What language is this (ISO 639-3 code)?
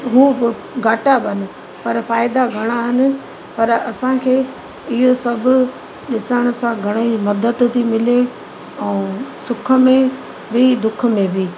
snd